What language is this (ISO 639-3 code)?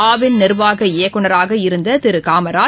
tam